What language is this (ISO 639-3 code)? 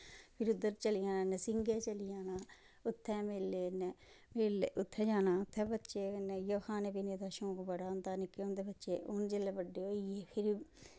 doi